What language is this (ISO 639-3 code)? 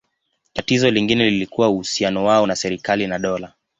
swa